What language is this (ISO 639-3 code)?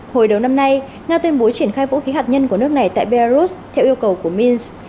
vie